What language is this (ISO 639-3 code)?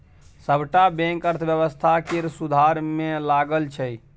mai